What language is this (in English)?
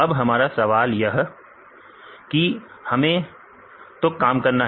Hindi